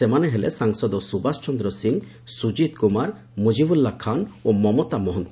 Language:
Odia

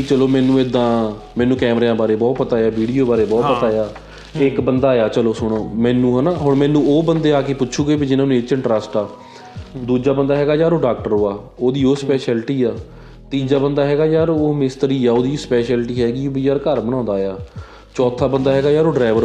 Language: Punjabi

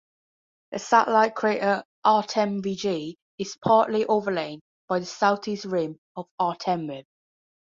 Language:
English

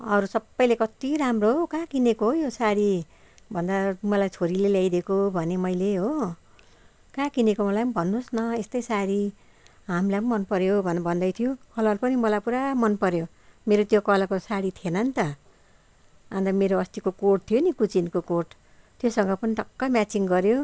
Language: Nepali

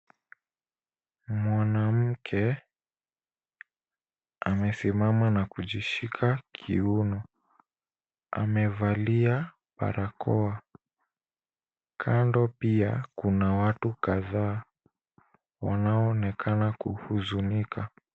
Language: Swahili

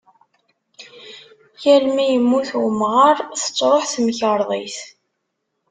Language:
Kabyle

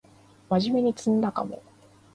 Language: Japanese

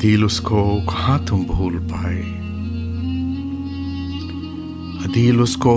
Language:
Urdu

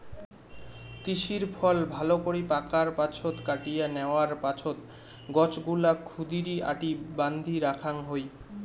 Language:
Bangla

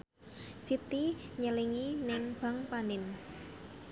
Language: Javanese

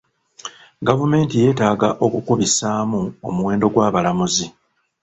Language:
Ganda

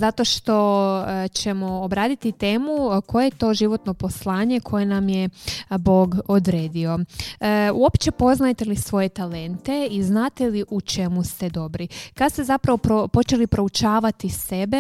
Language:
Croatian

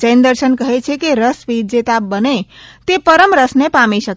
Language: Gujarati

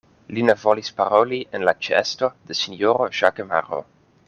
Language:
Esperanto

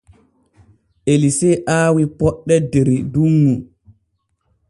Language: Borgu Fulfulde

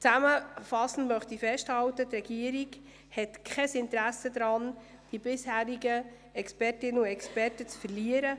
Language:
Swiss German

